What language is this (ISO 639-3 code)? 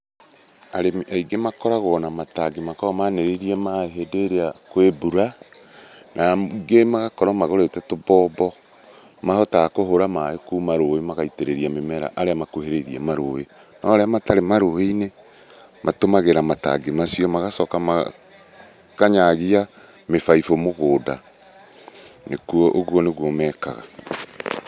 kik